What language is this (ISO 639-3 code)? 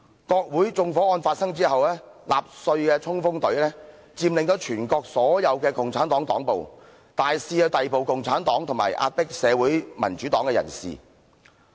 yue